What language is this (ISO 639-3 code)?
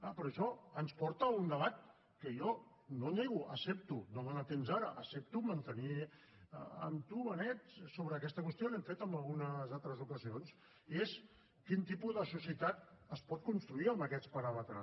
cat